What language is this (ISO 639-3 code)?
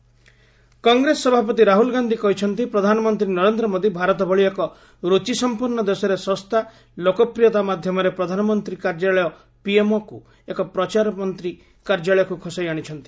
ori